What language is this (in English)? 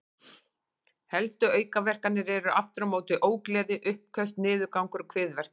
Icelandic